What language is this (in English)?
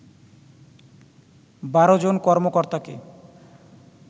Bangla